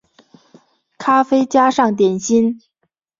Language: Chinese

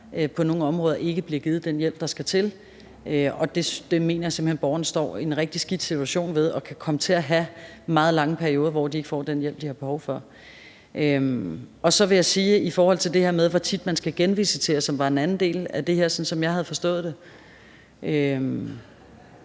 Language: Danish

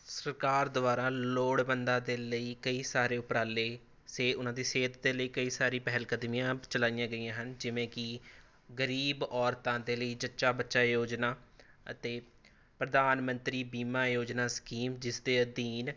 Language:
Punjabi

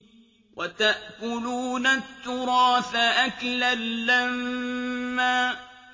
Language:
Arabic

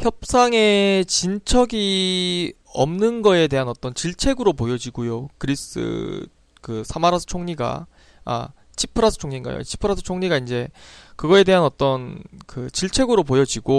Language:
Korean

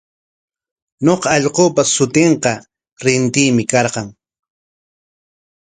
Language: Corongo Ancash Quechua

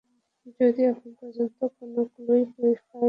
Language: Bangla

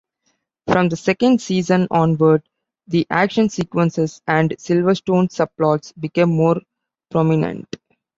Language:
English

